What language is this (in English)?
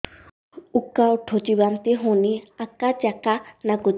Odia